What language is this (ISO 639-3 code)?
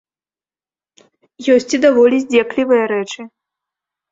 bel